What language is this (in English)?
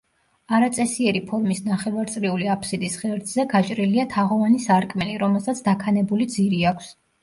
Georgian